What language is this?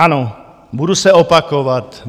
Czech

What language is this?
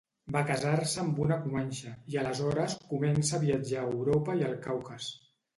Catalan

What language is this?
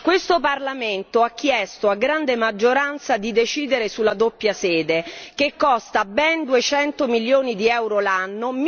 Italian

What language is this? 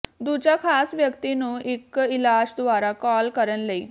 Punjabi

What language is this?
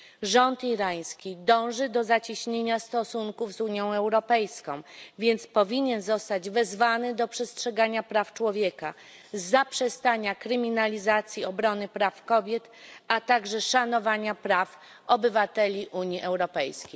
Polish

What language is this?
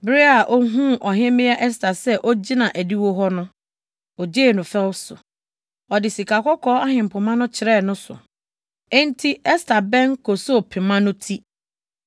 Akan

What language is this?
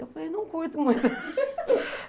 Portuguese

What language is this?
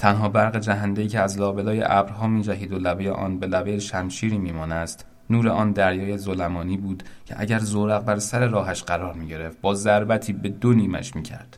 Persian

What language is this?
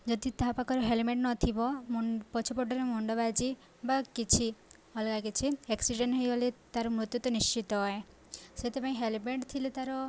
Odia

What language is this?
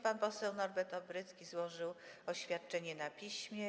Polish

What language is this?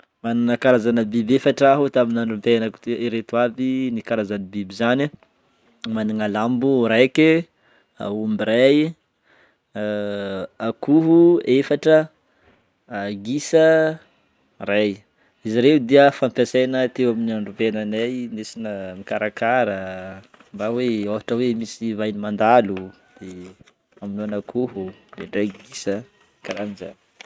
Northern Betsimisaraka Malagasy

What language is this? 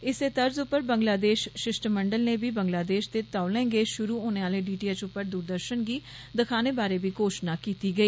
Dogri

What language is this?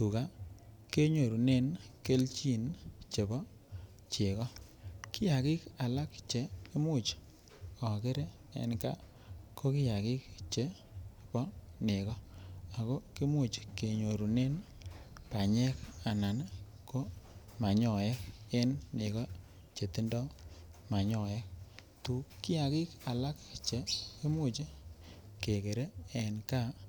Kalenjin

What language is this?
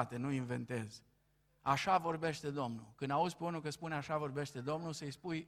Romanian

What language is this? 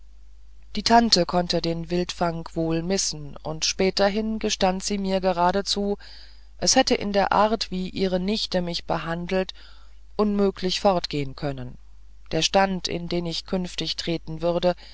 German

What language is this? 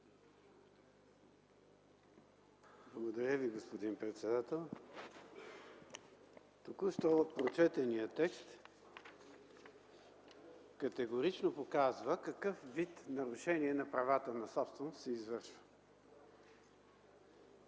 Bulgarian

